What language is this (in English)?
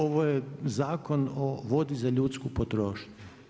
Croatian